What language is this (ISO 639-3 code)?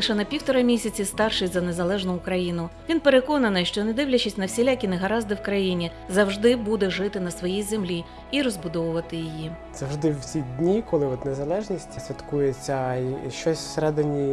ukr